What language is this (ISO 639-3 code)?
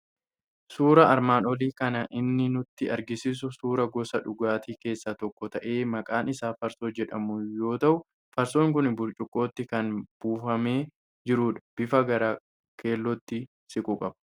orm